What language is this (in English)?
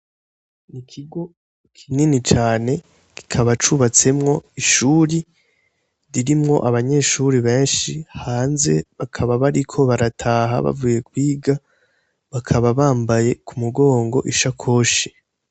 Rundi